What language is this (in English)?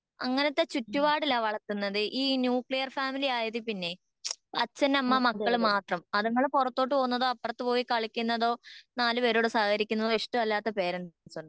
Malayalam